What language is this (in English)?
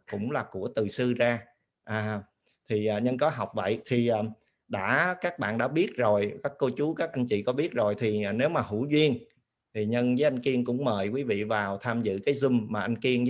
Vietnamese